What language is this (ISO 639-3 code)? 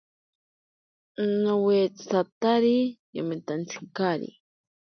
prq